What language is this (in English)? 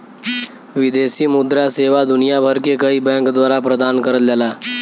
Bhojpuri